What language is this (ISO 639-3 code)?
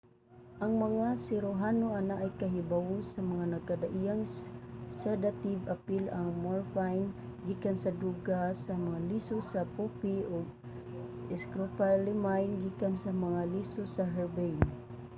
ceb